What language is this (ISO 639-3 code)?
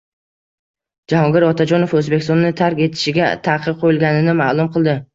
uzb